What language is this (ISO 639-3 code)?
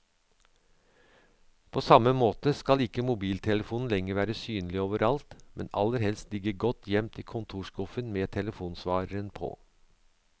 nor